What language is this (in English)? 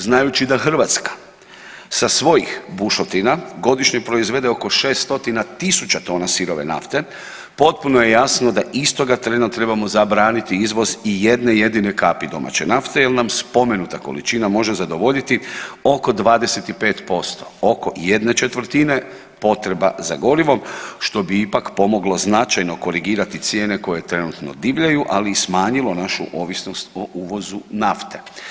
Croatian